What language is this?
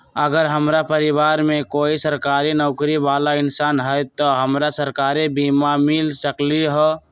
Magahi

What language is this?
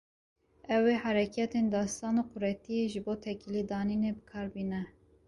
Kurdish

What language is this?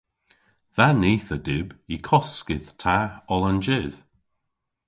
Cornish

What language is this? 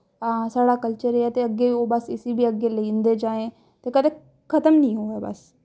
Dogri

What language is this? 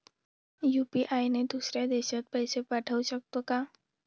Marathi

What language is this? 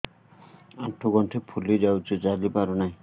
Odia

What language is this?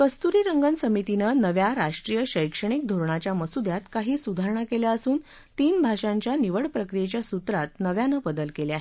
Marathi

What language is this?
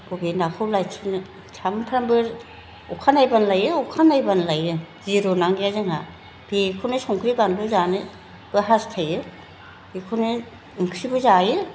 Bodo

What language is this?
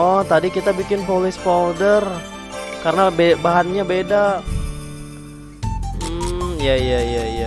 Indonesian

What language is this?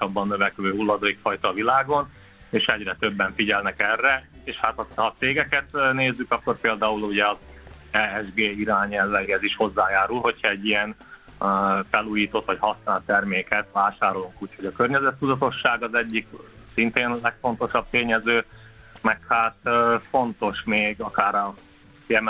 Hungarian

